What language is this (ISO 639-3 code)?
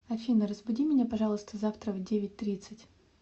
rus